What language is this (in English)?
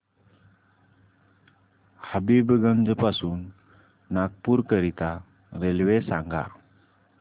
Marathi